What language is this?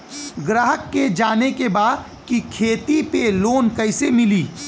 Bhojpuri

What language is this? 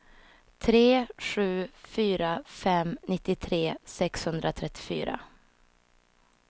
Swedish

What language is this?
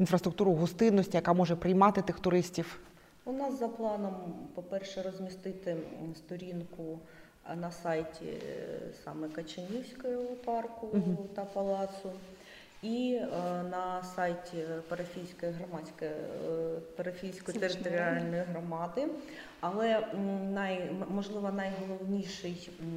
Ukrainian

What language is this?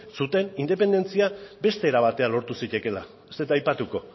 Basque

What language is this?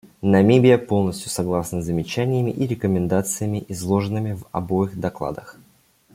Russian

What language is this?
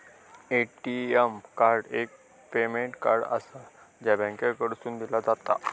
Marathi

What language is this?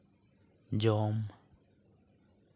Santali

